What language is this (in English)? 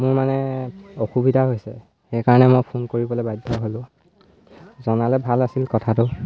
Assamese